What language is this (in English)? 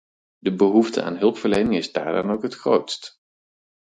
Dutch